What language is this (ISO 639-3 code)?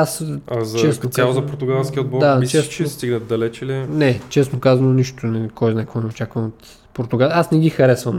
bul